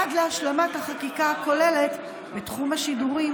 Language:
Hebrew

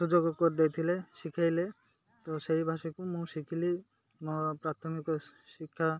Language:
Odia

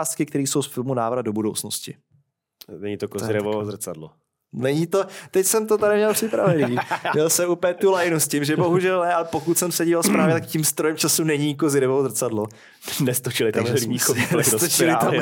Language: Czech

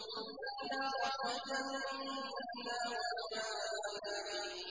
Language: Arabic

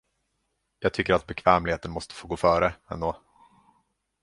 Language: Swedish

